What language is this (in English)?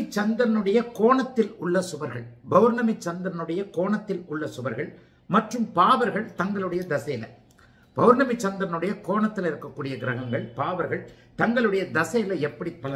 Arabic